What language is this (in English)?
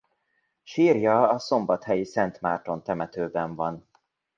Hungarian